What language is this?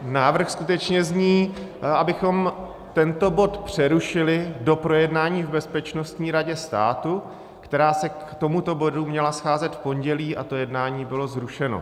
Czech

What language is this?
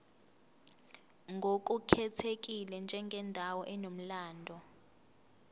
Zulu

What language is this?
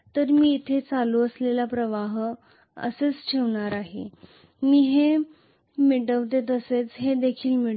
Marathi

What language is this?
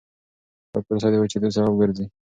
Pashto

